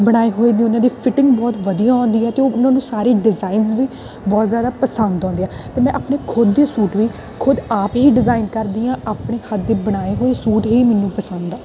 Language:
Punjabi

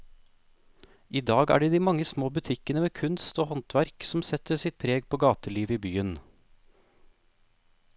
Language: Norwegian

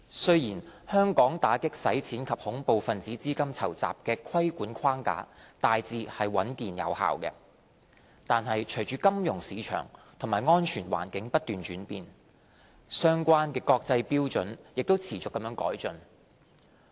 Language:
Cantonese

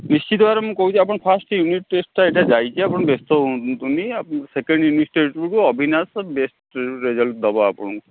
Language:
Odia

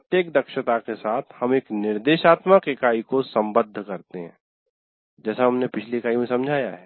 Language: Hindi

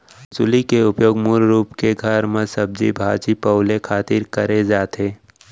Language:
Chhattisgarhi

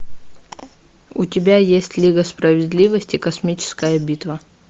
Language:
Russian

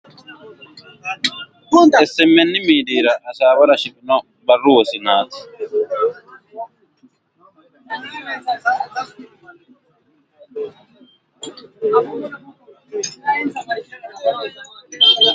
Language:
Sidamo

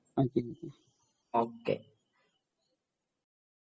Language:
Malayalam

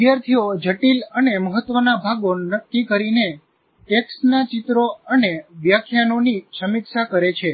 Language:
Gujarati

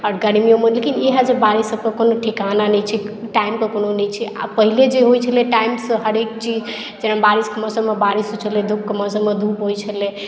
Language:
Maithili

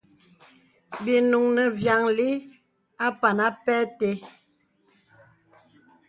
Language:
Bebele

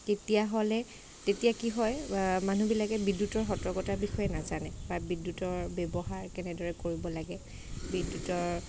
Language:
Assamese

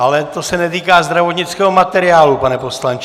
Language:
Czech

